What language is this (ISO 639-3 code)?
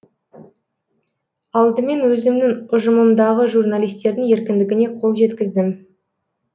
kaz